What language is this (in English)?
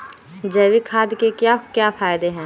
Magahi